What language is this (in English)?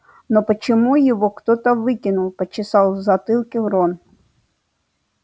Russian